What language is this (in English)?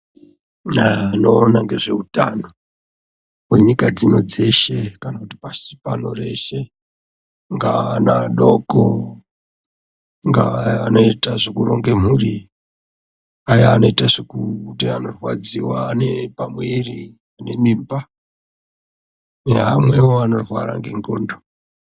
Ndau